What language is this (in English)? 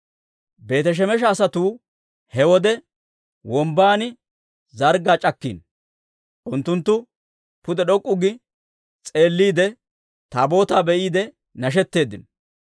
Dawro